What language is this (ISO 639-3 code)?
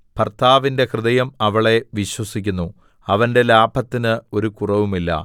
mal